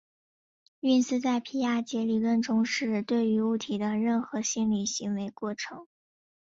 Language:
Chinese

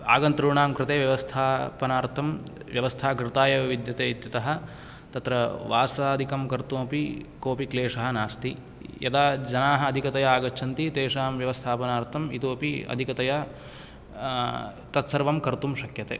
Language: Sanskrit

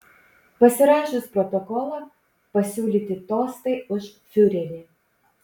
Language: Lithuanian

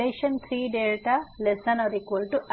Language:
Gujarati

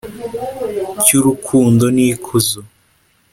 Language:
Kinyarwanda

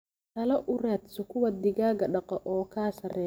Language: Somali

